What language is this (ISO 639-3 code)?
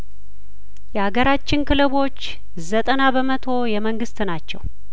amh